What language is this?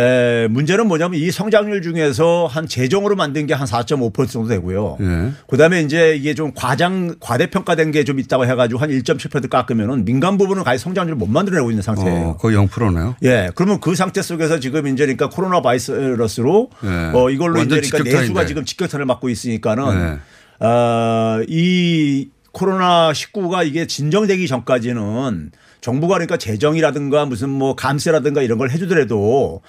Korean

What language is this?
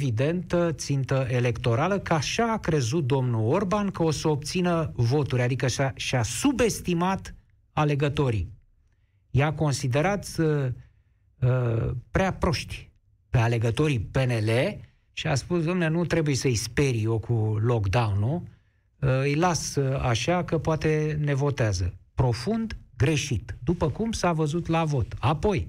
Romanian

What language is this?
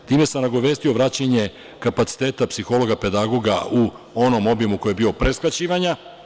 Serbian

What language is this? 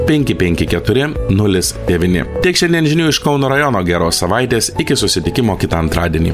Lithuanian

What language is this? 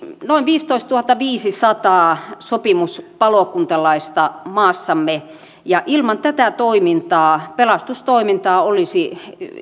Finnish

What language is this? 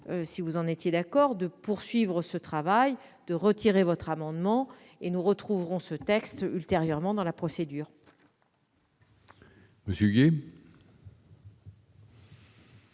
French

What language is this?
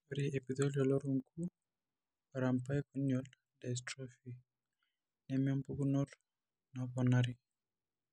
Masai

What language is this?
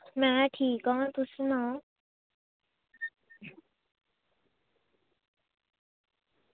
Dogri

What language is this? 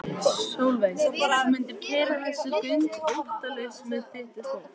Icelandic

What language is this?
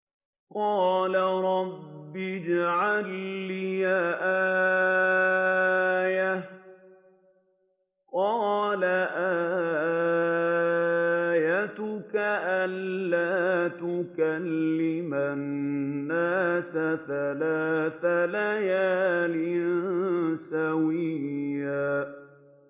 Arabic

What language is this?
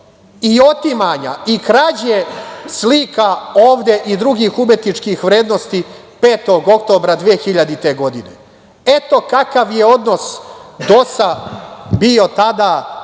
Serbian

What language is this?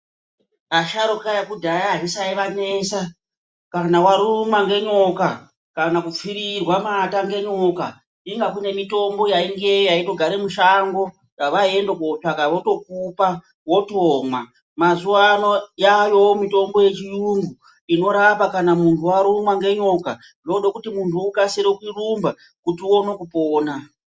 Ndau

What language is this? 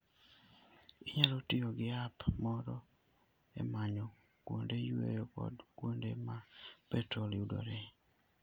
Luo (Kenya and Tanzania)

